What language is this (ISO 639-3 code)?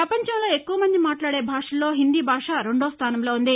tel